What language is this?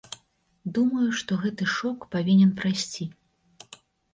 Belarusian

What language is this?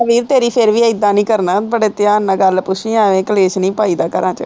Punjabi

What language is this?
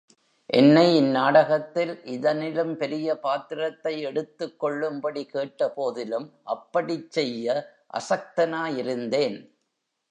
Tamil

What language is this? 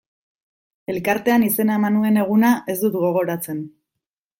Basque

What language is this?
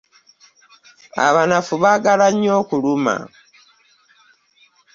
Ganda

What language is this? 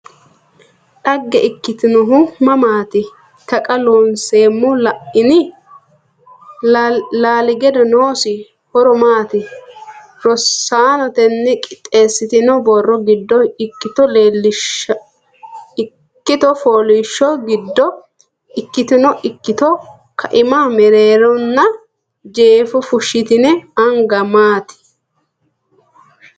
Sidamo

